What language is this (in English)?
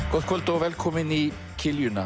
Icelandic